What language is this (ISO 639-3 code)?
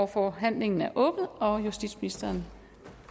dan